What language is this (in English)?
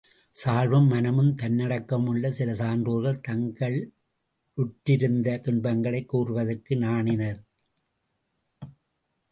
Tamil